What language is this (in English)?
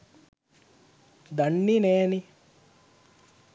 Sinhala